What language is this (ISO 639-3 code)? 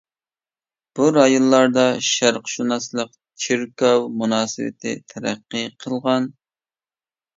uig